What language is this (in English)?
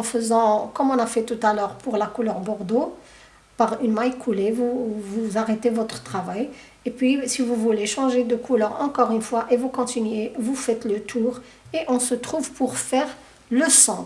French